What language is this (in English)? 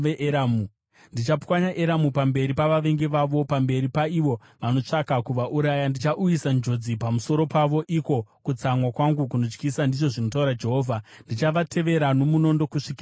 Shona